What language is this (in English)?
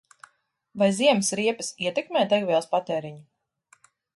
Latvian